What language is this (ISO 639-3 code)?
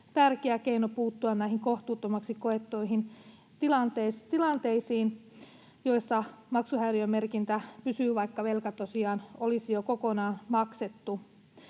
fin